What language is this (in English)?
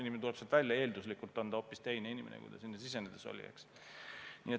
Estonian